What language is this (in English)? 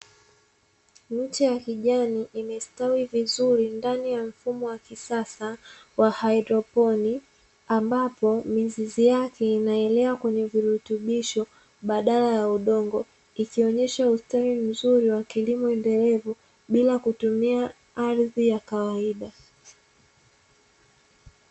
Swahili